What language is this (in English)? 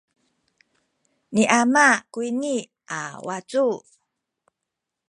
Sakizaya